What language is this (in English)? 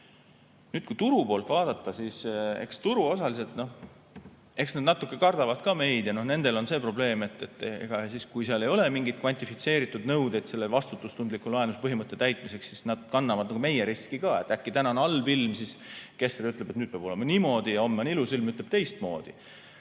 Estonian